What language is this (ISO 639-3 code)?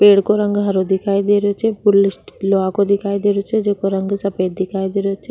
raj